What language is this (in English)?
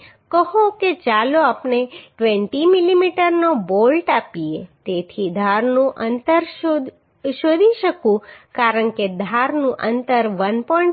Gujarati